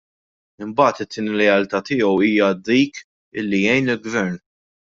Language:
Maltese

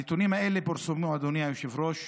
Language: Hebrew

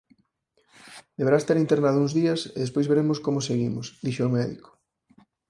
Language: Galician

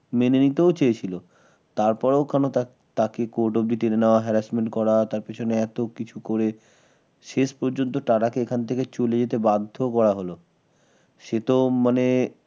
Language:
Bangla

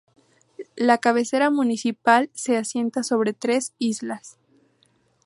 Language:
Spanish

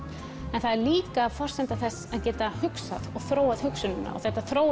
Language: Icelandic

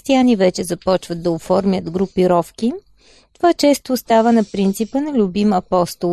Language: Bulgarian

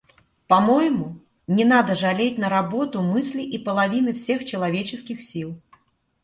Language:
Russian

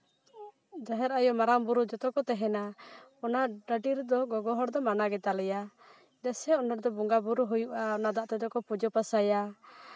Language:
Santali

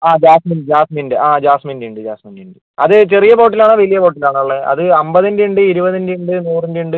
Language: Malayalam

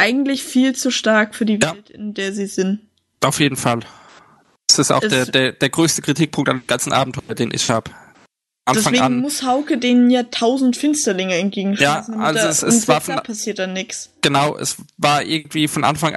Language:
German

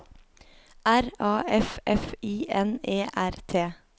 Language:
Norwegian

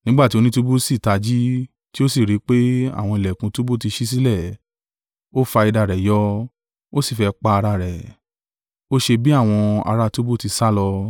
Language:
Yoruba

